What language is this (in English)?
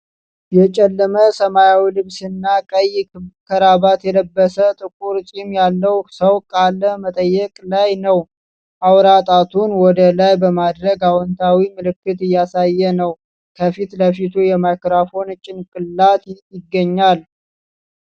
Amharic